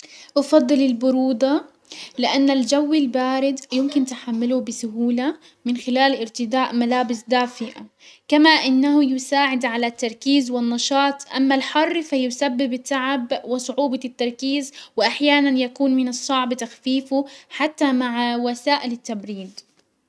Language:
Hijazi Arabic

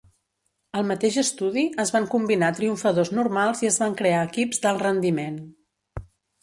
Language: Catalan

